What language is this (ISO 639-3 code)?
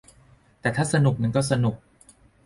tha